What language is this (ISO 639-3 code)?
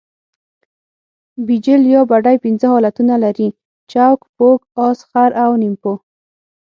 pus